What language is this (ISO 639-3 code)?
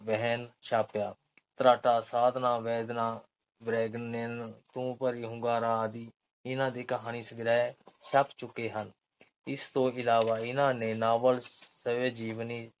pan